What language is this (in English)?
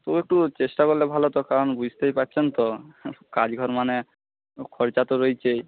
Bangla